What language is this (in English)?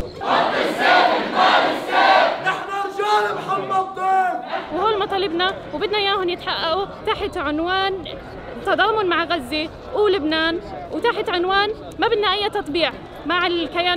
Arabic